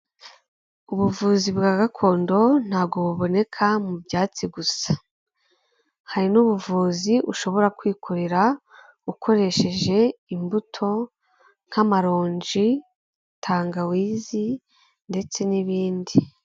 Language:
Kinyarwanda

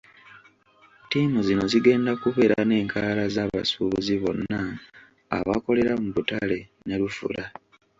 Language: Ganda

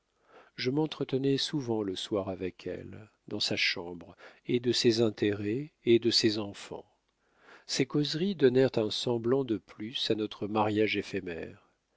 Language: French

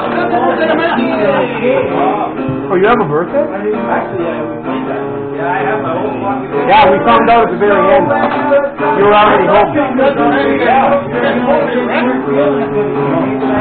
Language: English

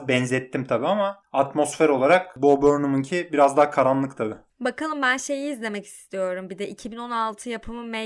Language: Turkish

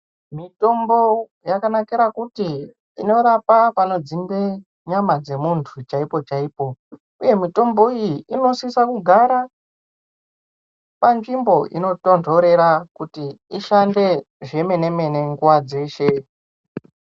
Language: Ndau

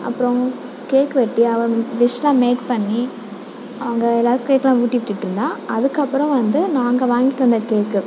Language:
Tamil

